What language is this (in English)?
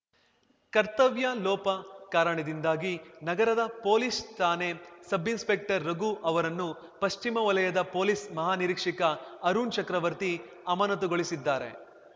Kannada